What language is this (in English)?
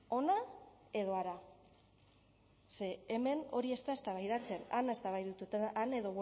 Basque